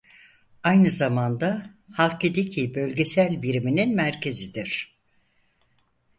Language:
Turkish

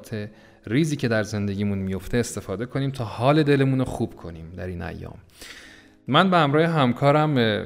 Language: Persian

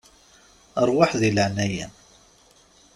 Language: Kabyle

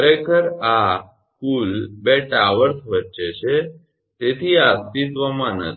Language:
Gujarati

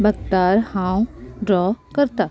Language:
Konkani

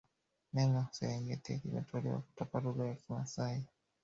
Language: Swahili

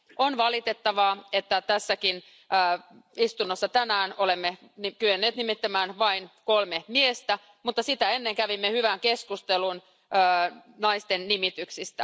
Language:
Finnish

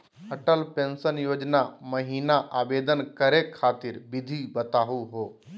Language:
Magahi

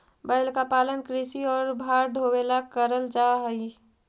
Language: Magahi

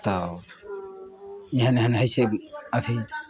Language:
Maithili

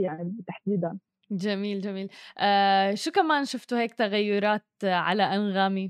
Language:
Arabic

